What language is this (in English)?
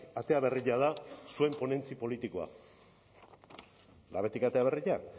Basque